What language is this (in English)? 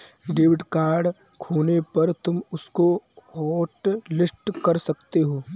Hindi